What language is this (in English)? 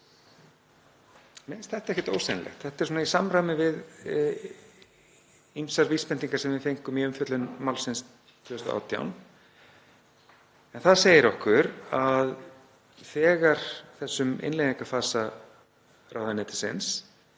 Icelandic